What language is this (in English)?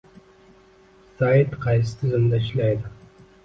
Uzbek